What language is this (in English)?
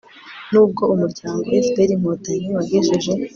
Kinyarwanda